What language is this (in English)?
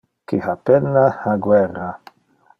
Interlingua